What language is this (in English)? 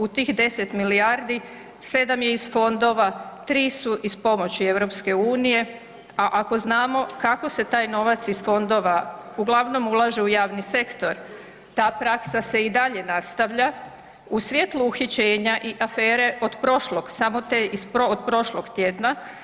Croatian